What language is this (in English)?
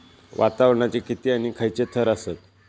Marathi